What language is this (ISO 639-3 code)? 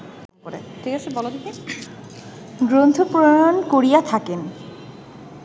ben